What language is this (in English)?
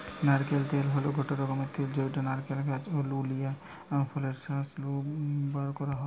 Bangla